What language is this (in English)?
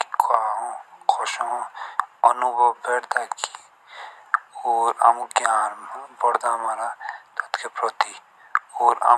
Jaunsari